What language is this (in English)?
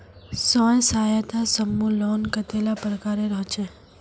Magahi